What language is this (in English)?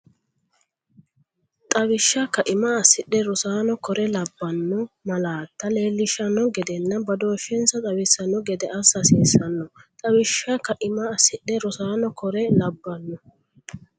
Sidamo